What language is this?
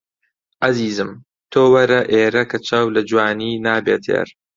Central Kurdish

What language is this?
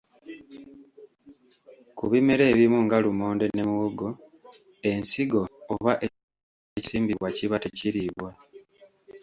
Ganda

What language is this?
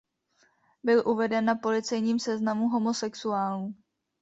Czech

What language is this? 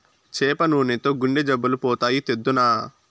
Telugu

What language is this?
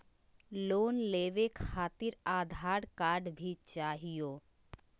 Magahi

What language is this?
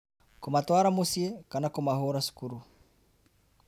Kikuyu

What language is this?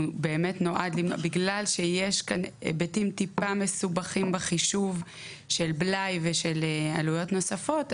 Hebrew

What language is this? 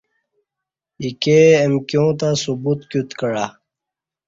Kati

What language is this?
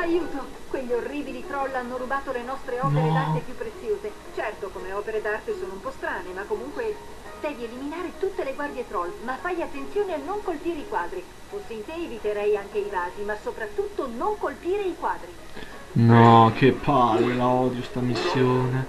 Italian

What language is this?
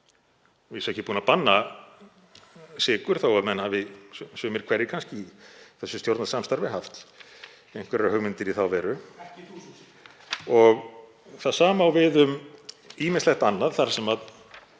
Icelandic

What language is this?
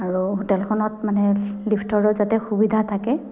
Assamese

